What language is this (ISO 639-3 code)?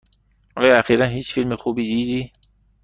fas